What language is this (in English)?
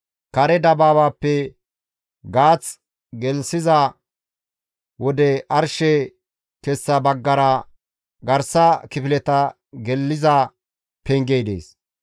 Gamo